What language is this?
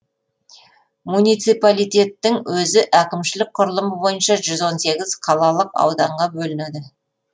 Kazakh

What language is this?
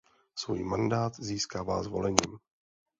Czech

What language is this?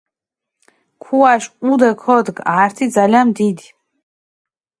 Mingrelian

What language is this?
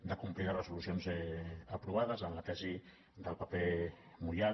Catalan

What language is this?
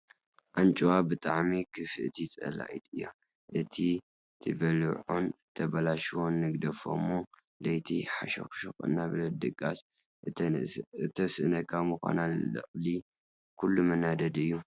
Tigrinya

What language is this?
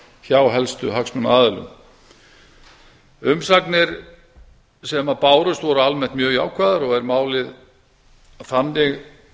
Icelandic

